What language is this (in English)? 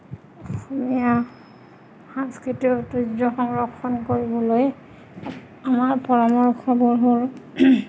Assamese